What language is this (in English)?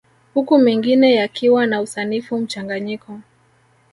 Swahili